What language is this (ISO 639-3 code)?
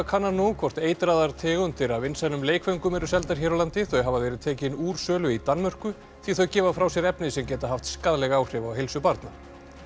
isl